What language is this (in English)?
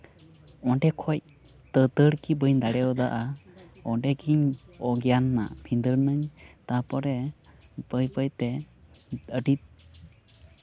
Santali